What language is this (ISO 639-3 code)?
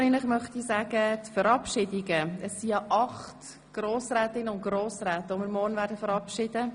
gsw